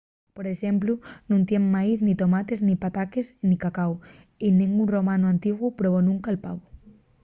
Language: Asturian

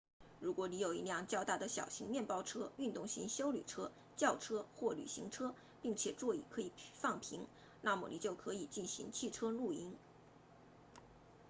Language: Chinese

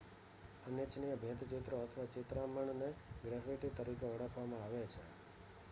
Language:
Gujarati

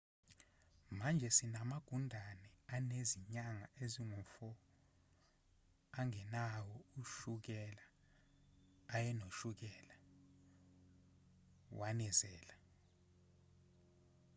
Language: Zulu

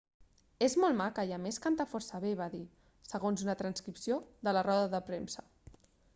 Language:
Catalan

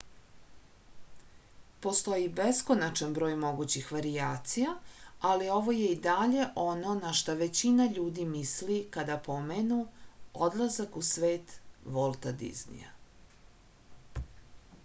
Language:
Serbian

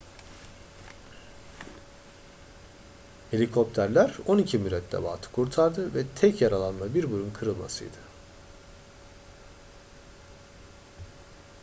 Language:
Turkish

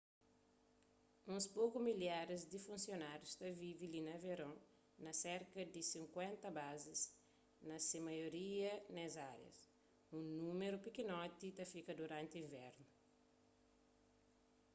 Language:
Kabuverdianu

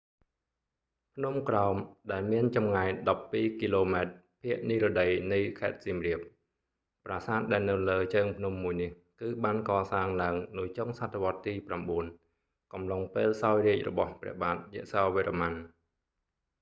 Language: Khmer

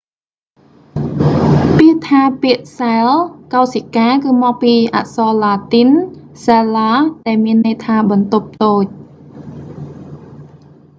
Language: Khmer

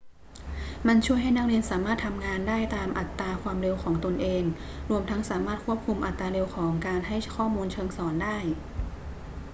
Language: Thai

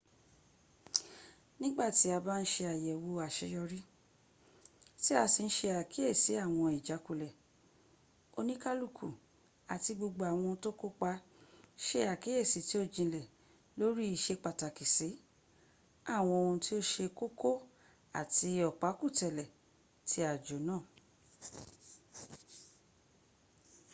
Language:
Yoruba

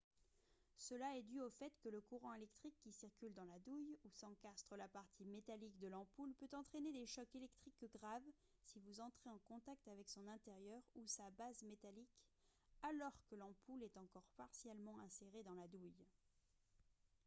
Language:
French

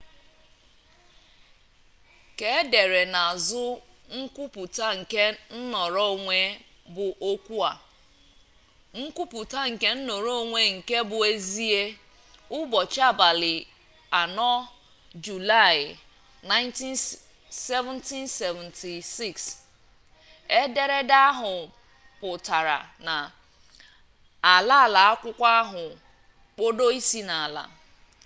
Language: Igbo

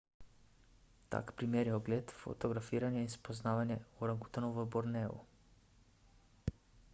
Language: Slovenian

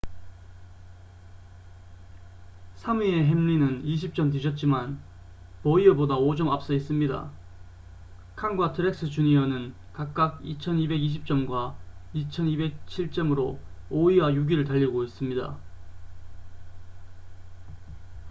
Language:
Korean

